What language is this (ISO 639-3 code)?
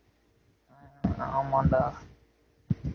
tam